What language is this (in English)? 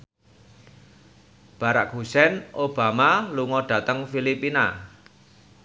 Javanese